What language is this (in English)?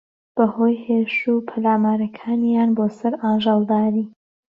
Central Kurdish